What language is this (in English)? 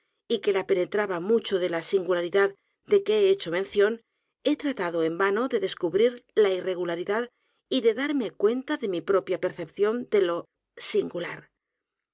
Spanish